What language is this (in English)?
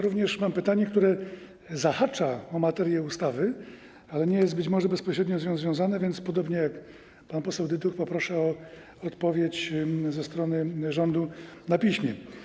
Polish